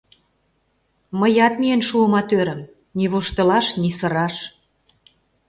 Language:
Mari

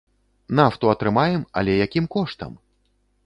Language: Belarusian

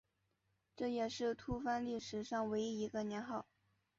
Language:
Chinese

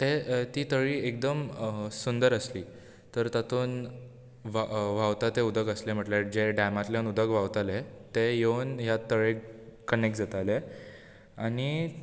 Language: Konkani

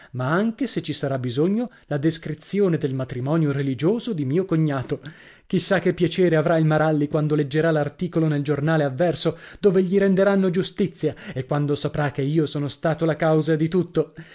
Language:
Italian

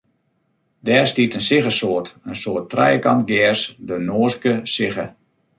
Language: Western Frisian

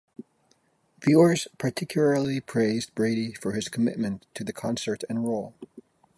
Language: English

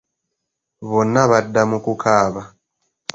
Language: Ganda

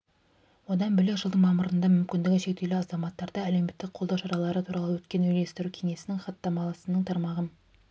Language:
Kazakh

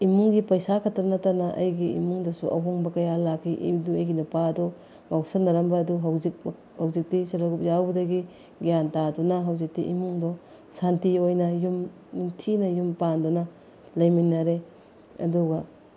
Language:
Manipuri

